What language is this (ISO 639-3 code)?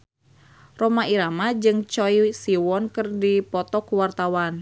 sun